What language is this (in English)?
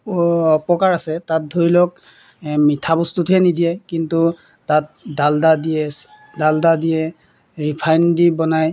Assamese